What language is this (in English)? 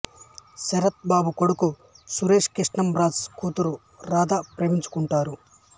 Telugu